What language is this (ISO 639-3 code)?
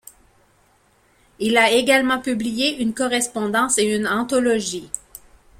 fra